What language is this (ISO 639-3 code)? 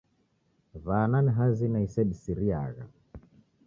dav